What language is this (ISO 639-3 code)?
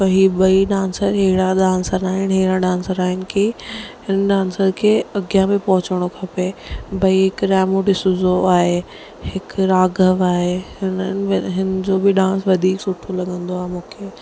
snd